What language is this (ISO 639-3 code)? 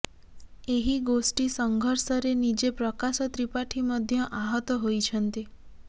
ori